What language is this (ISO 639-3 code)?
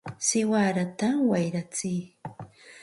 qxt